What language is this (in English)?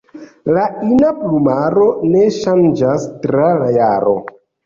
Esperanto